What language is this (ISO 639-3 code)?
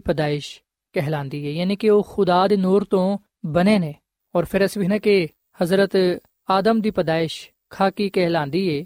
pan